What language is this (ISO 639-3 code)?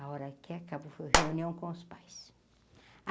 por